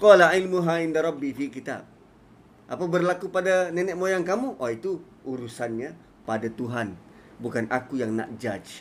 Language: Malay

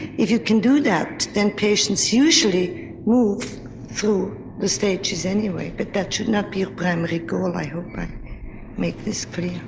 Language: English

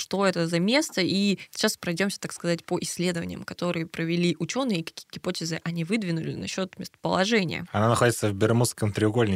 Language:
Russian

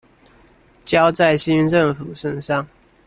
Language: Chinese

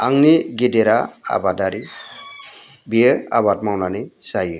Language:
Bodo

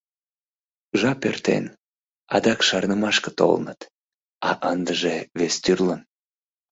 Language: Mari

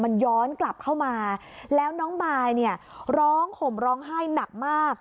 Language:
Thai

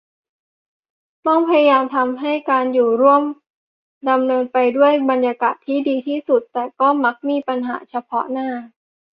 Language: Thai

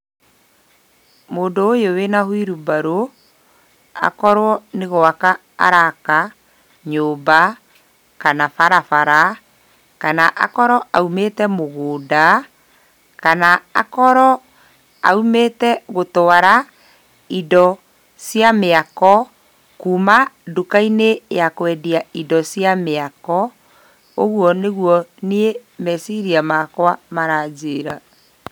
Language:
Kikuyu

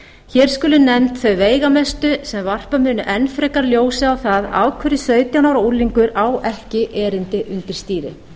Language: Icelandic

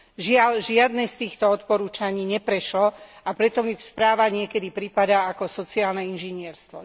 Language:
Slovak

